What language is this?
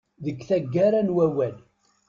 Kabyle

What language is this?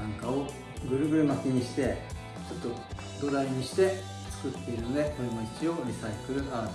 Japanese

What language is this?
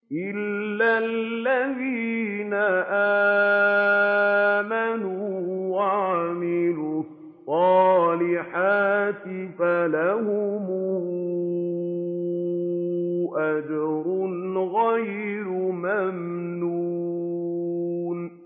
Arabic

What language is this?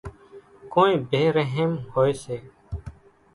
Kachi Koli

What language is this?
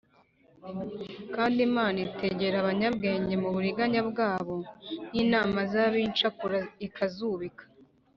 Kinyarwanda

